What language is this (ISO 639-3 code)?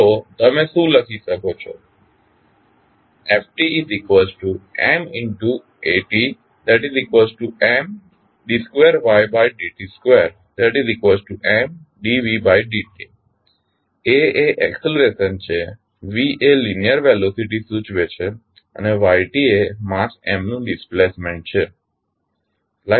guj